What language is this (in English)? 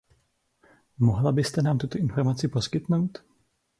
Czech